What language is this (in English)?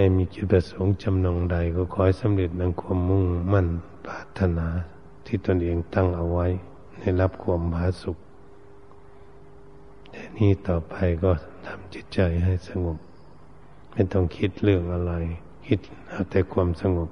Thai